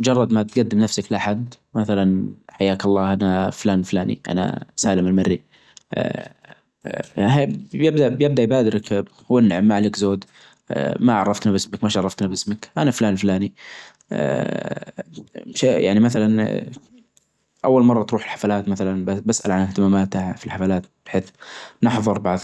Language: Najdi Arabic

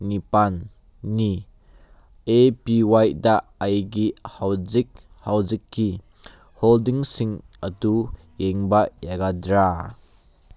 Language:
Manipuri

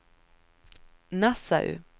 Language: Swedish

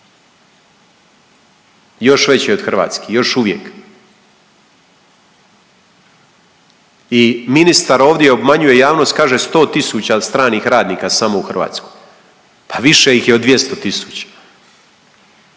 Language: Croatian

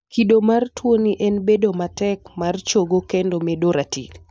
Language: Luo (Kenya and Tanzania)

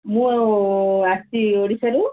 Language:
Odia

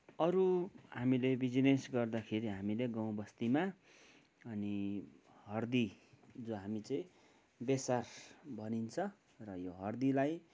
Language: Nepali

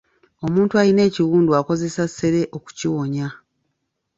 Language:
Ganda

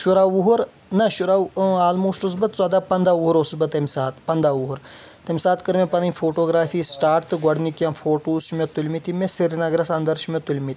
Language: Kashmiri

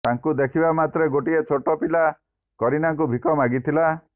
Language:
Odia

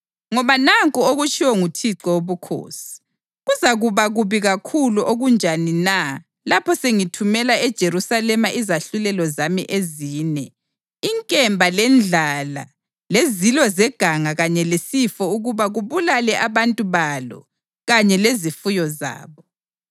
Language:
North Ndebele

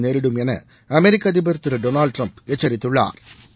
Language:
Tamil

